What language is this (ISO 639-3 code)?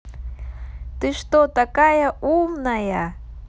rus